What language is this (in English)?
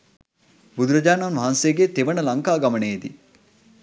Sinhala